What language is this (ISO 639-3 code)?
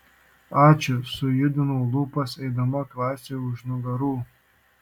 lit